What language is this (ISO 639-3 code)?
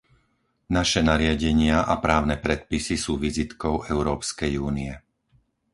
slk